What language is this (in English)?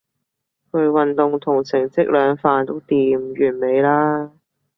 Cantonese